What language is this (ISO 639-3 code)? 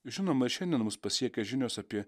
lit